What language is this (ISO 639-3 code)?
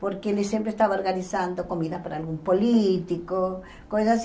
por